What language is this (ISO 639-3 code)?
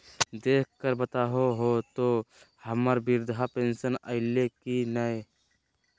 mag